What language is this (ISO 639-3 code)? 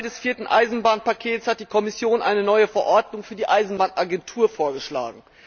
deu